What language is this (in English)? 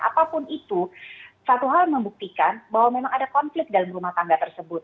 Indonesian